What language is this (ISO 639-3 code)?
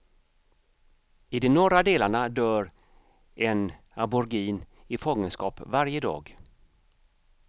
swe